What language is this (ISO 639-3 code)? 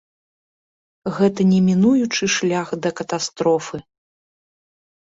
bel